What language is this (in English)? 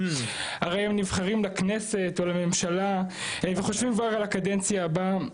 Hebrew